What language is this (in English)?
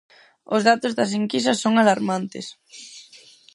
Galician